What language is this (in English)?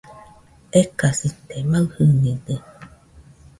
Nüpode Huitoto